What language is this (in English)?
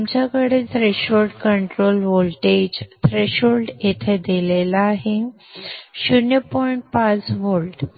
Marathi